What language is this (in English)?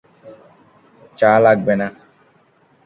Bangla